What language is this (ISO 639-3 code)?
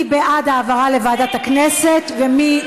heb